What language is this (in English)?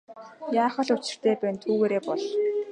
Mongolian